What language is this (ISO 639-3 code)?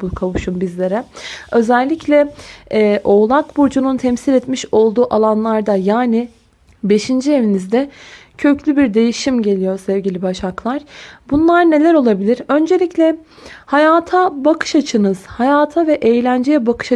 tur